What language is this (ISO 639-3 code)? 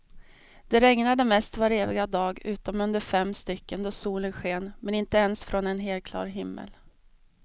swe